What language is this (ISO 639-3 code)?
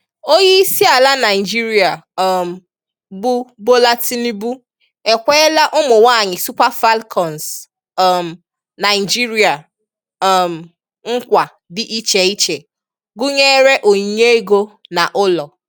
ibo